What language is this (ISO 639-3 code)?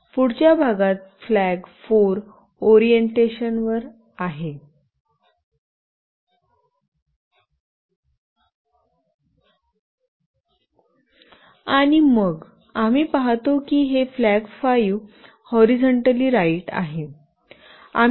mar